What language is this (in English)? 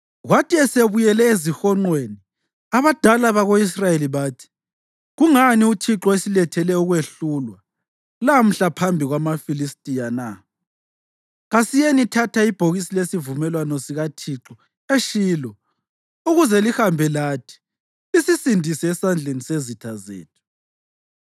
North Ndebele